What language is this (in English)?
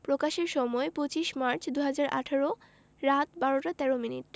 Bangla